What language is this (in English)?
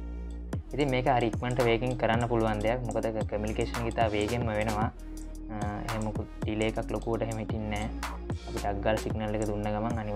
Indonesian